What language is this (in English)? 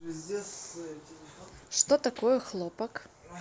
Russian